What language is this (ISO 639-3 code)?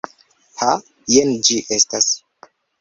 epo